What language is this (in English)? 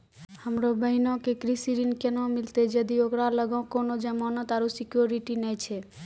Maithili